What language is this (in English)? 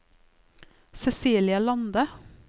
Norwegian